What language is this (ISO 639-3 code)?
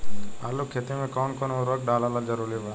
bho